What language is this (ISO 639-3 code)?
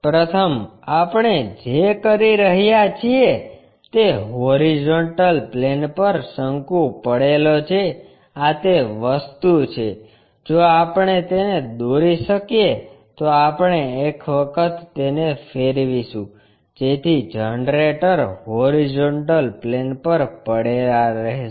guj